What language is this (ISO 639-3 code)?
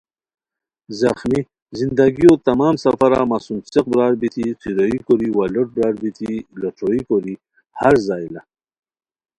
khw